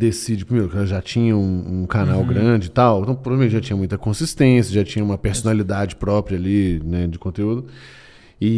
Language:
Portuguese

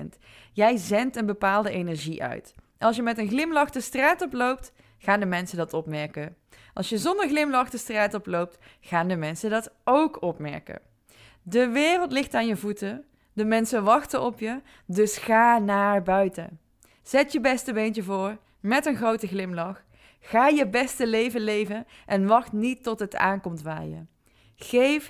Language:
Dutch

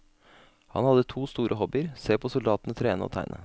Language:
Norwegian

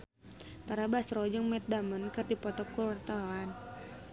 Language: Sundanese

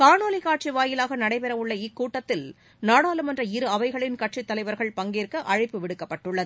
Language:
Tamil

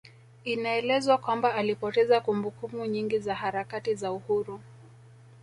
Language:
Swahili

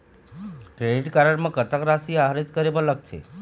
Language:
Chhattisgarhi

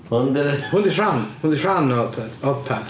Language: Welsh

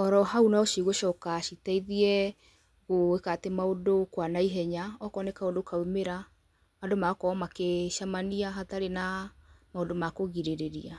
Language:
Kikuyu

